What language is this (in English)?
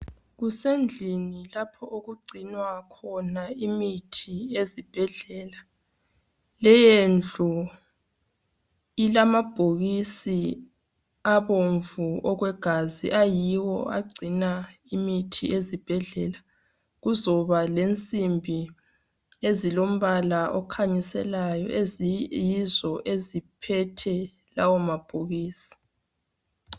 North Ndebele